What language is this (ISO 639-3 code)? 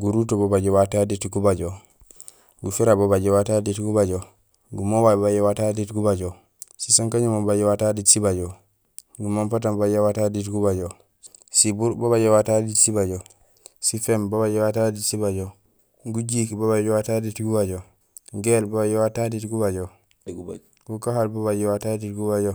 gsl